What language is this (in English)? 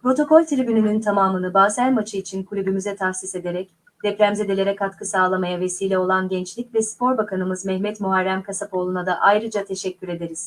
Turkish